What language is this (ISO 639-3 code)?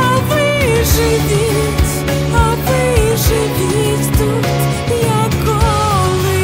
ukr